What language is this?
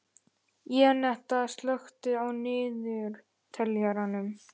Icelandic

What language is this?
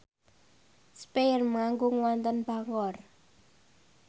Javanese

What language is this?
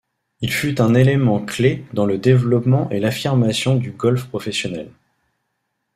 French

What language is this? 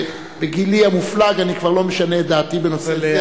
Hebrew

